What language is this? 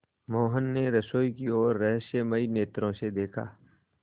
Hindi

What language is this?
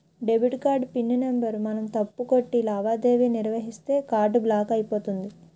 Telugu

